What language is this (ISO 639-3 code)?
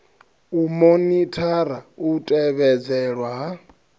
ven